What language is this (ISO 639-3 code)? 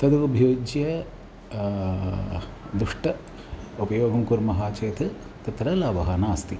san